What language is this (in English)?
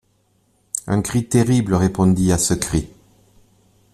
French